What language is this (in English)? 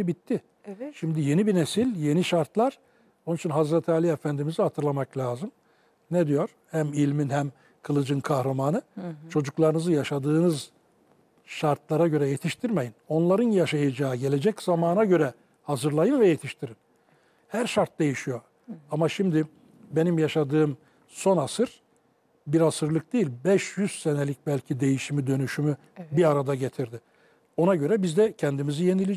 Turkish